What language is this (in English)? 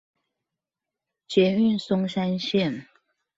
Chinese